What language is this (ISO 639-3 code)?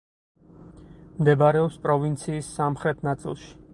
kat